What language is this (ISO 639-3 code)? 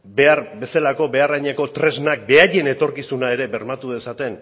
eus